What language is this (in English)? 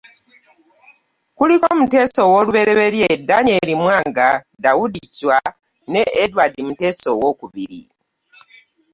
Ganda